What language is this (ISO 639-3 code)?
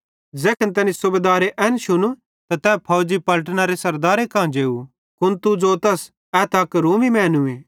bhd